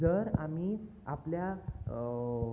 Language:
Konkani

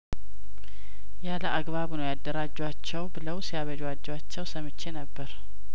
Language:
Amharic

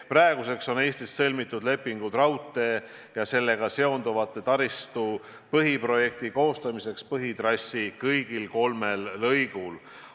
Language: Estonian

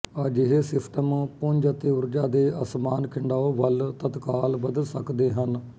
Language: Punjabi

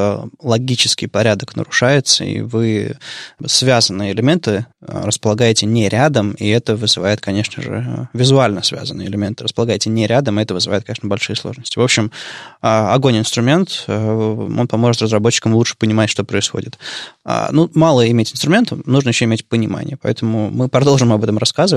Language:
Russian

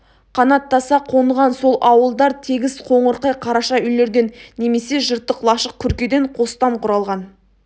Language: Kazakh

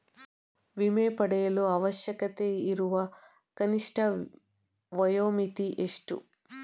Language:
Kannada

